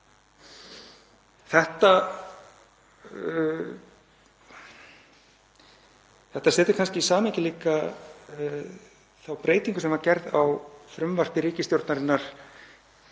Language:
Icelandic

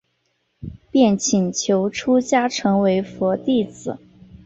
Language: Chinese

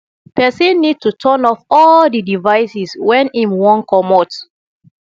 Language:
Nigerian Pidgin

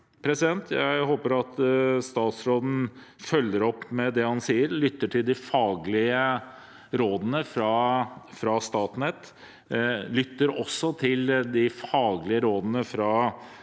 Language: Norwegian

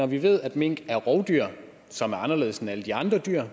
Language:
Danish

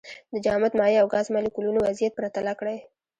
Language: Pashto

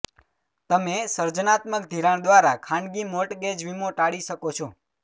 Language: Gujarati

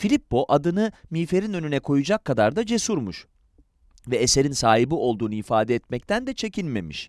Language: Turkish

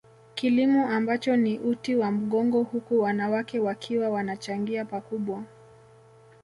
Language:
Swahili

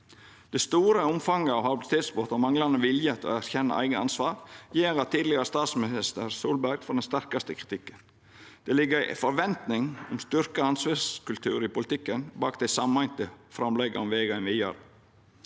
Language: Norwegian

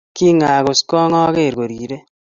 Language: Kalenjin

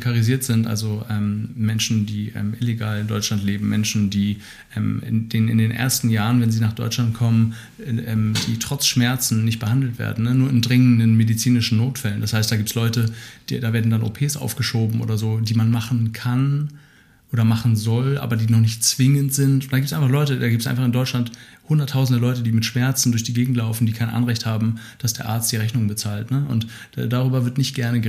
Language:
German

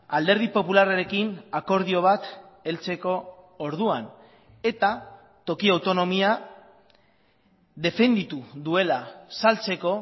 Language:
Basque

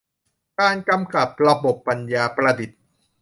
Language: Thai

